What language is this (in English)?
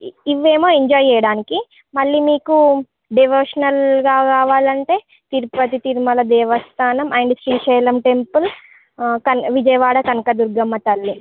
Telugu